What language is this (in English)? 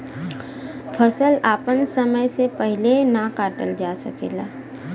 Bhojpuri